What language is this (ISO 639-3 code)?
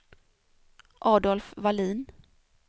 swe